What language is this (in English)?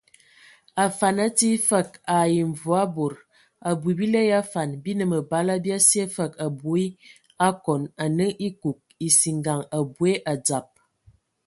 Ewondo